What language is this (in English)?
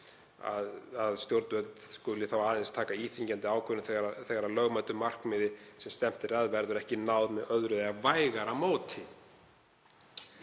Icelandic